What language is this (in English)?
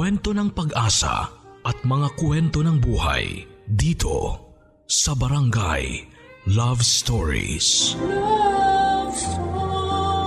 Filipino